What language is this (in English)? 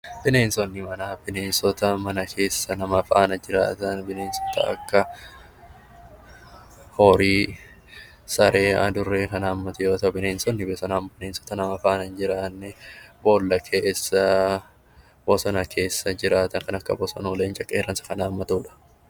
Oromo